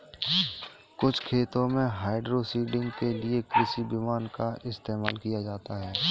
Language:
Hindi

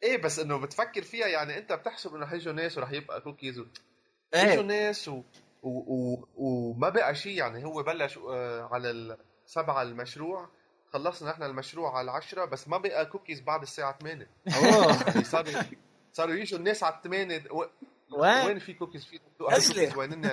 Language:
Arabic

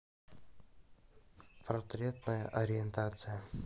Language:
Russian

